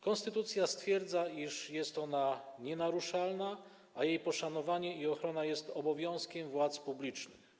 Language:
Polish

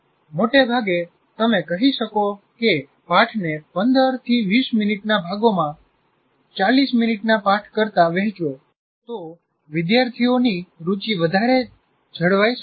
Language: Gujarati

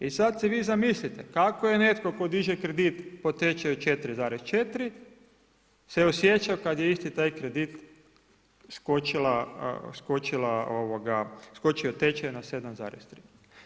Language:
Croatian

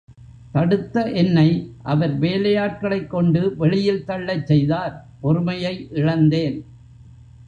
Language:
Tamil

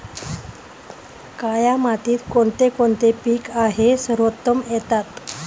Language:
Marathi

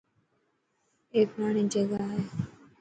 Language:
Dhatki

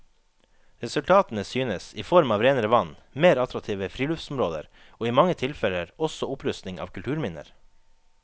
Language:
Norwegian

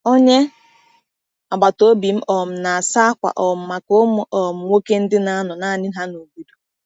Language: Igbo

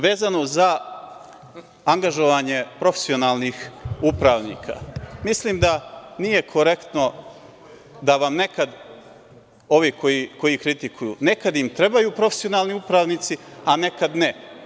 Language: Serbian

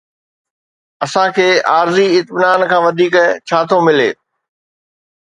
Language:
Sindhi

